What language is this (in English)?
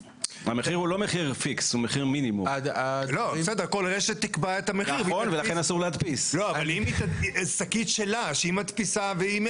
Hebrew